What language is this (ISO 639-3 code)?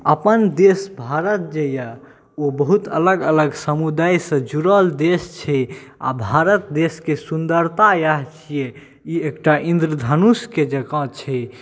mai